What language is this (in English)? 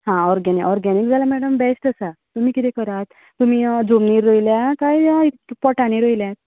Konkani